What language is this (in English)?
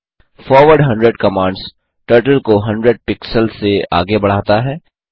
Hindi